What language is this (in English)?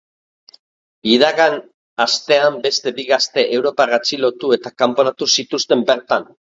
Basque